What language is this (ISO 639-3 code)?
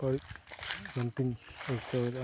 sat